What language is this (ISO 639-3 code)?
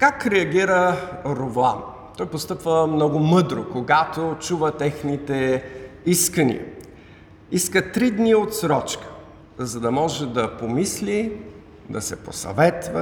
bul